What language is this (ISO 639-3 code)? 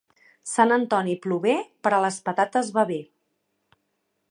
cat